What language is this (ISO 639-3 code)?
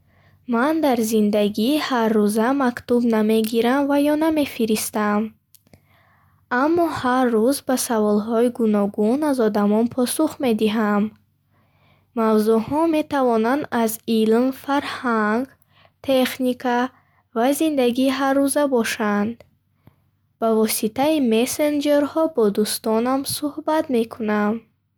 bhh